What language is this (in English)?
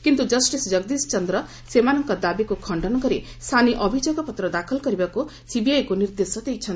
Odia